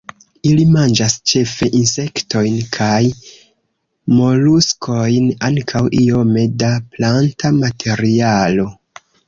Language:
Esperanto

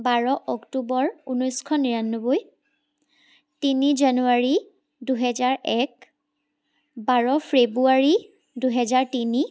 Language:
Assamese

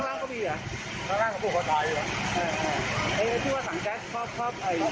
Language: Thai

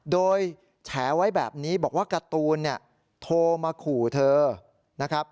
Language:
Thai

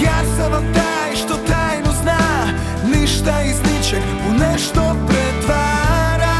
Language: Croatian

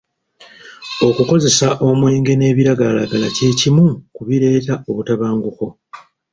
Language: Ganda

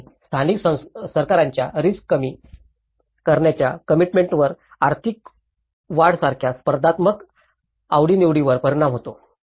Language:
Marathi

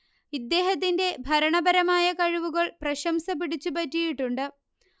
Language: Malayalam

